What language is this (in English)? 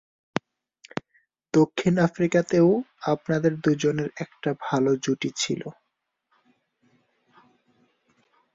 Bangla